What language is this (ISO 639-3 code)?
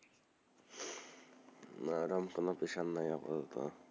ben